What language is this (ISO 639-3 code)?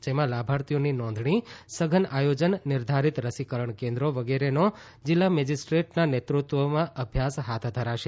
guj